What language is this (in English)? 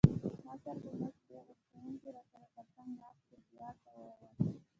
Pashto